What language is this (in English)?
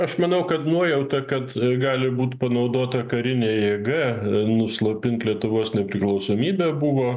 Lithuanian